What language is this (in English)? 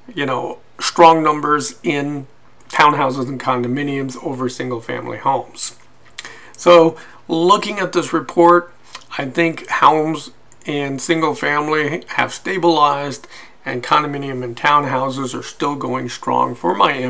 English